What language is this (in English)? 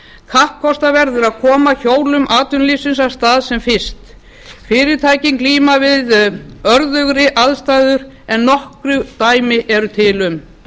Icelandic